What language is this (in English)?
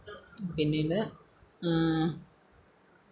Malayalam